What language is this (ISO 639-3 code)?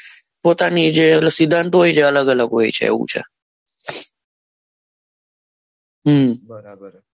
guj